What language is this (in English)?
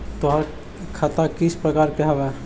Magahi